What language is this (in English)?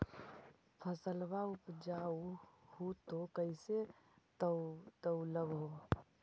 Magahi